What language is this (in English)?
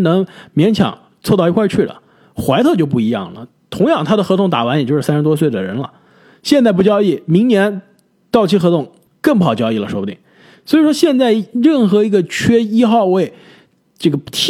Chinese